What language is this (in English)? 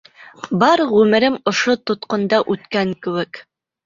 Bashkir